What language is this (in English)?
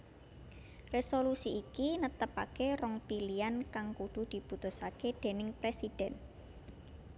Javanese